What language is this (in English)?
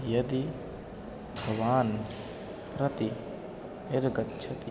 Sanskrit